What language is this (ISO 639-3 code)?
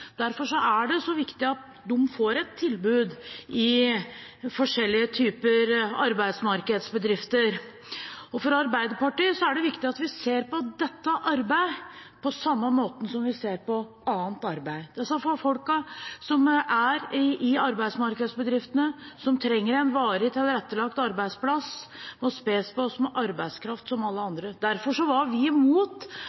nob